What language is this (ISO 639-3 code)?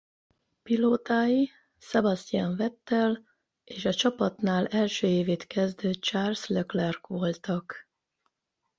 hun